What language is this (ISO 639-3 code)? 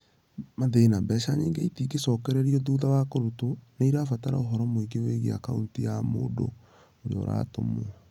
kik